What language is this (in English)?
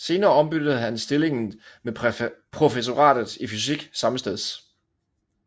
Danish